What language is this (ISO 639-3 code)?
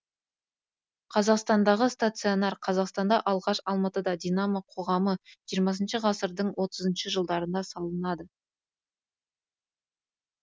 kaz